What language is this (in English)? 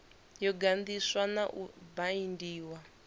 Venda